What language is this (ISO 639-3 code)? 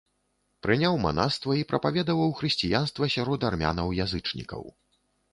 bel